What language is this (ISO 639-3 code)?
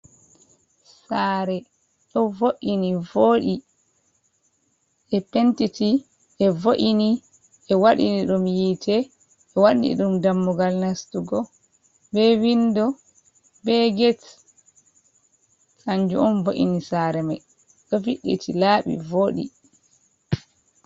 ful